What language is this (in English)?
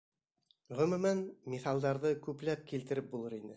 Bashkir